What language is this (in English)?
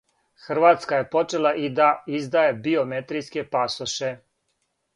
Serbian